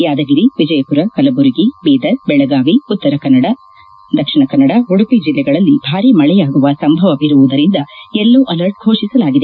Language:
Kannada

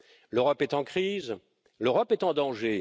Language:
French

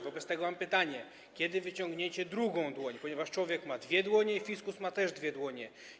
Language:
Polish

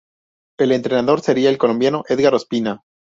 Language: Spanish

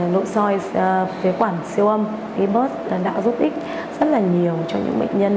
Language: Vietnamese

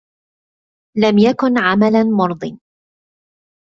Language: Arabic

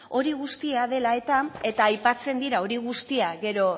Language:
Basque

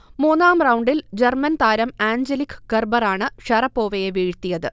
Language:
Malayalam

